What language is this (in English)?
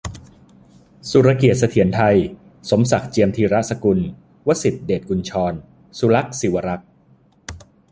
Thai